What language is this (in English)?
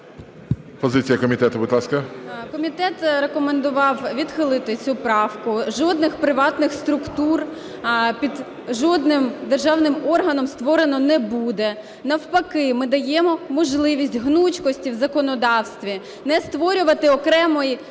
Ukrainian